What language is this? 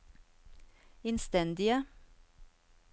Norwegian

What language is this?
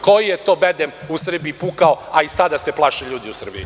Serbian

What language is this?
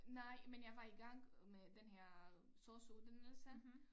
Danish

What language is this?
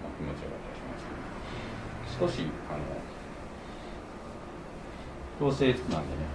Japanese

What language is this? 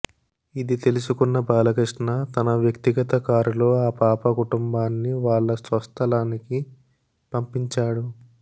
Telugu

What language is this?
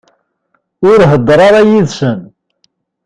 Kabyle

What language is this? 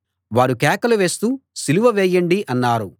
Telugu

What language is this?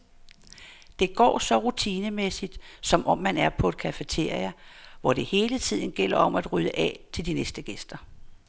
Danish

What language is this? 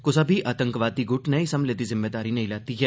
Dogri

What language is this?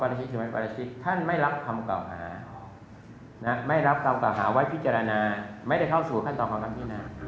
Thai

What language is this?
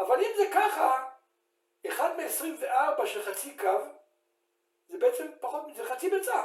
Hebrew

